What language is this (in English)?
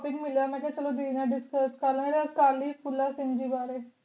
Punjabi